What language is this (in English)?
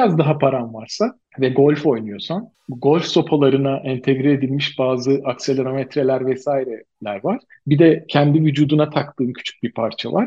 Turkish